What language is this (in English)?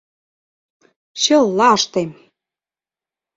Mari